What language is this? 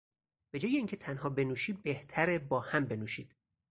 Persian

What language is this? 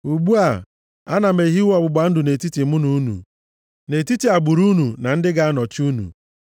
Igbo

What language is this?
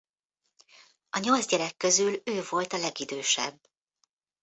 Hungarian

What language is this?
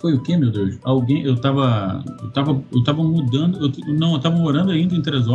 Portuguese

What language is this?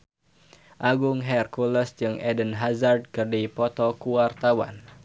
Sundanese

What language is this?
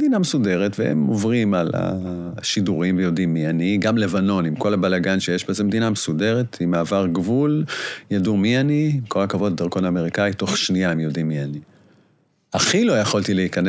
Hebrew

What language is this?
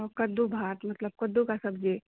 Maithili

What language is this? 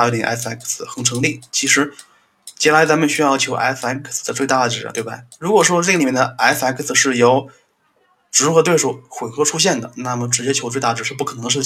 Chinese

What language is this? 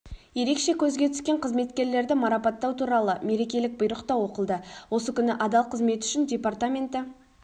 Kazakh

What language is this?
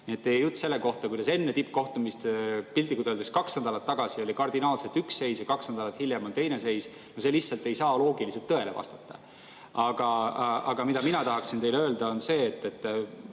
Estonian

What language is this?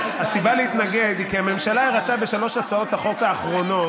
Hebrew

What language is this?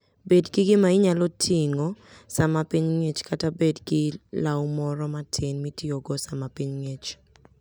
Luo (Kenya and Tanzania)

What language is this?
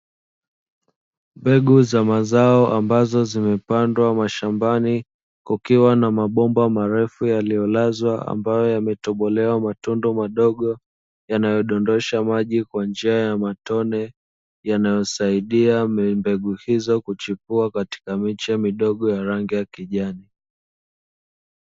Swahili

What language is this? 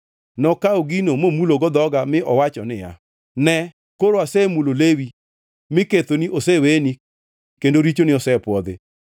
Luo (Kenya and Tanzania)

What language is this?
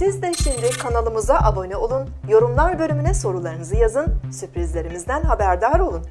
Turkish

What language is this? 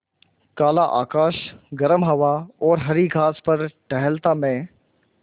Hindi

